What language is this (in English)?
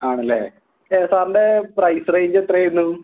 Malayalam